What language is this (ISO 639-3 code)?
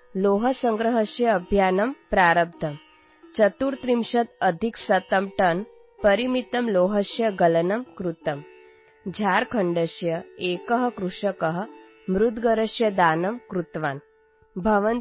pan